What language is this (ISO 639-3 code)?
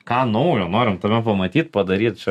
lit